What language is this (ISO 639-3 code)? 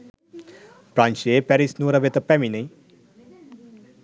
sin